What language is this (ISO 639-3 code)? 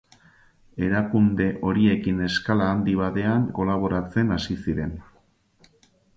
eus